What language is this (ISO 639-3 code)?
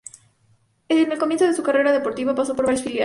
spa